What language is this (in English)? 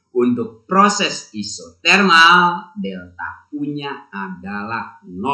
Indonesian